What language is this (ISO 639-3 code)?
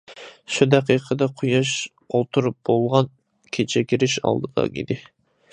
uig